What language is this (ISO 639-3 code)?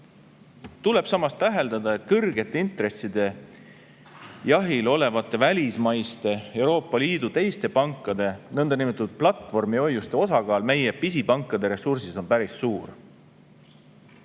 est